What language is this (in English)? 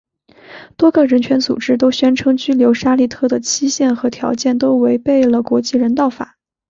Chinese